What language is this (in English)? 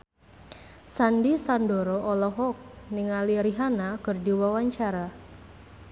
Sundanese